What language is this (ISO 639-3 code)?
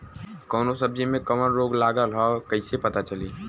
bho